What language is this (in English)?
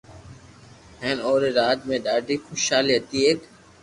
Loarki